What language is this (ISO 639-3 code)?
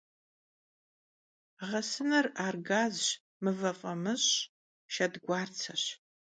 kbd